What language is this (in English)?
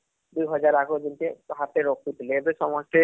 Odia